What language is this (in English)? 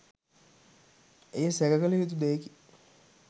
Sinhala